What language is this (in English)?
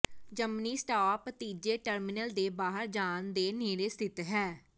Punjabi